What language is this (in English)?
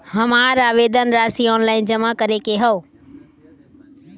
Bhojpuri